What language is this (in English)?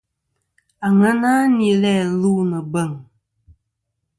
Kom